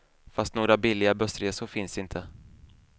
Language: Swedish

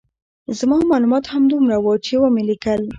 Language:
Pashto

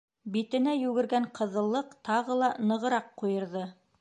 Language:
Bashkir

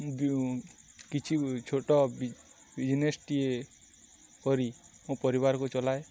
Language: Odia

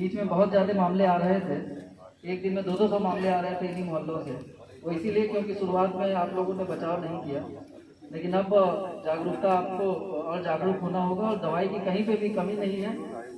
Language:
Hindi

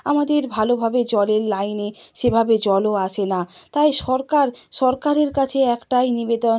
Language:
Bangla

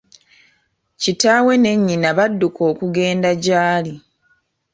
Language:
Ganda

